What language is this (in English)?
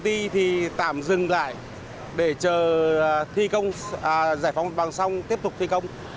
Vietnamese